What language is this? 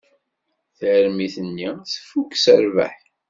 Kabyle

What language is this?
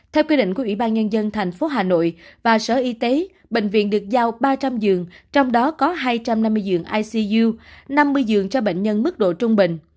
Vietnamese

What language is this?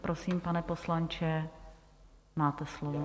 Czech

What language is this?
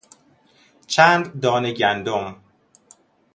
Persian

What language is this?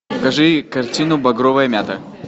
Russian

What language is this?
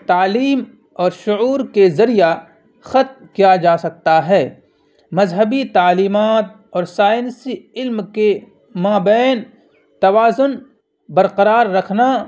Urdu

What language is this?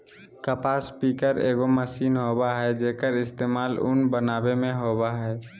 Magahi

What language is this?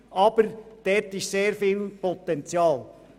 Swiss German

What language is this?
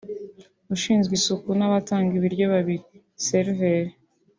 Kinyarwanda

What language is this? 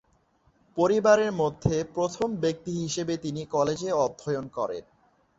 Bangla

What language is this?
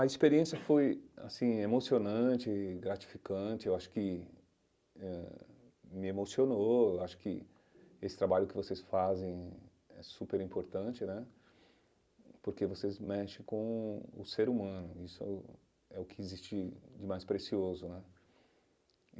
Portuguese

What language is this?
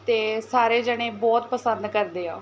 Punjabi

